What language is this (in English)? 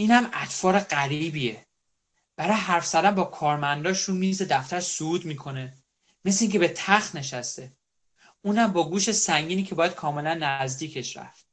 Persian